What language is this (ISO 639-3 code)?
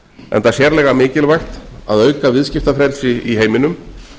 isl